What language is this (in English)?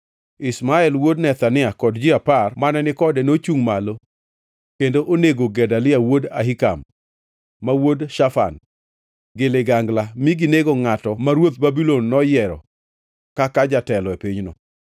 Luo (Kenya and Tanzania)